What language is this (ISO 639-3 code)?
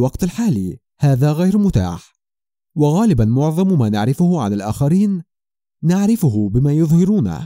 ara